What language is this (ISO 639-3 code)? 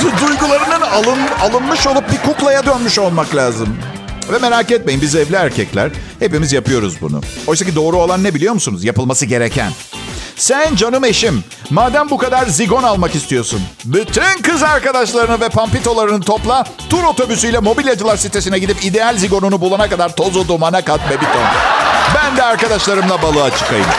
tur